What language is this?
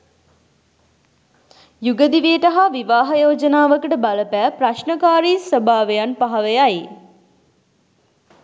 Sinhala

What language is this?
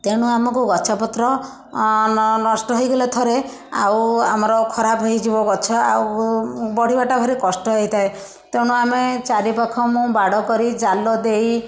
Odia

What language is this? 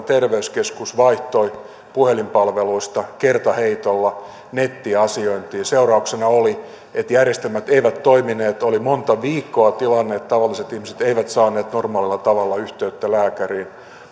Finnish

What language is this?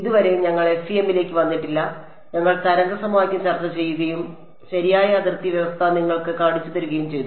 Malayalam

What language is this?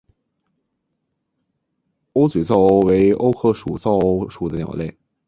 Chinese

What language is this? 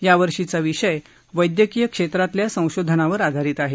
Marathi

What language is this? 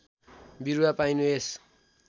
Nepali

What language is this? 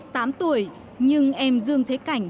Vietnamese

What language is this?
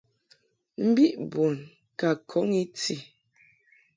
Mungaka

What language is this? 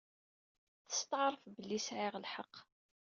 Kabyle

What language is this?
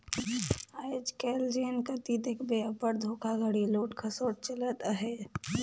Chhattisgarhi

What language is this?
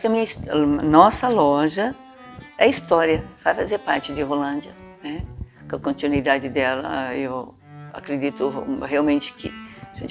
Portuguese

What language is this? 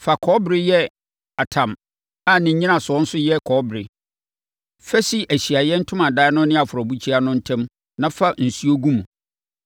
Akan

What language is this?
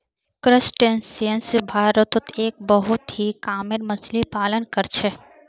Magahi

